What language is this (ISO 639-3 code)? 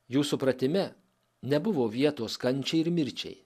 lit